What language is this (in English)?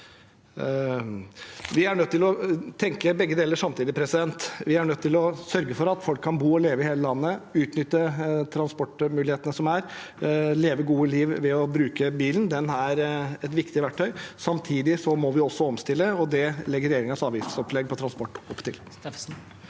Norwegian